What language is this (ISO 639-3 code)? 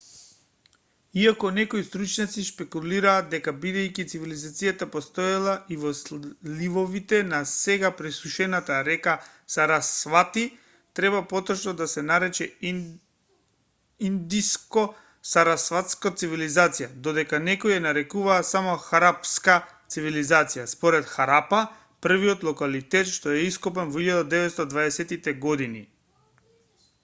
mkd